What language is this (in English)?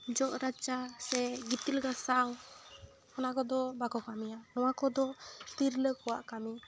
Santali